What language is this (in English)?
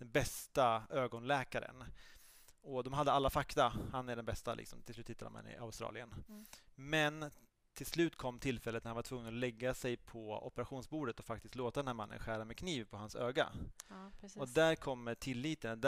Swedish